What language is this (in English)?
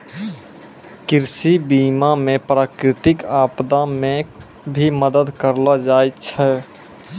Maithili